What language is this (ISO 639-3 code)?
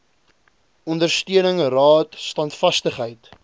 afr